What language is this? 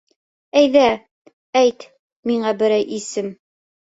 Bashkir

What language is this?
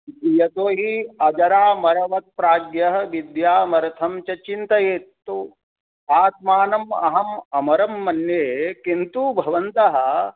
Sanskrit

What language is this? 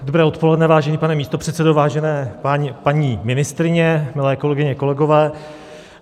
Czech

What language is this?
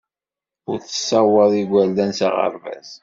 Kabyle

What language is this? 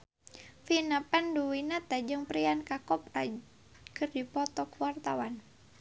Sundanese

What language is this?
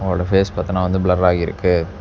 Tamil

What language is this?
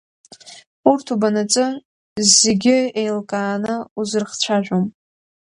Abkhazian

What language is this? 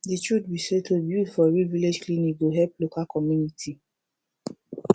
Nigerian Pidgin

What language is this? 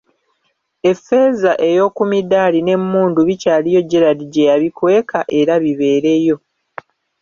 Ganda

